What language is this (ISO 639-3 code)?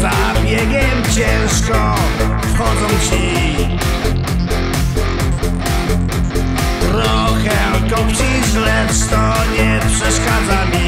pol